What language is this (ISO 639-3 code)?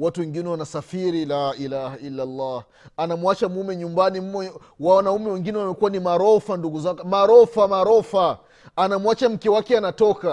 swa